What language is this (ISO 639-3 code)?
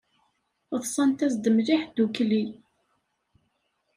kab